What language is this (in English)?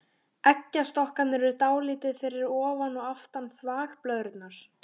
Icelandic